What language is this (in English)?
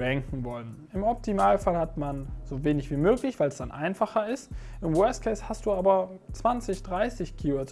German